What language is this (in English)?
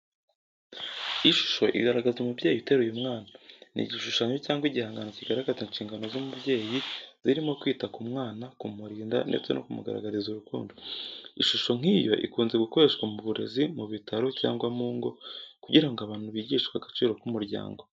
Kinyarwanda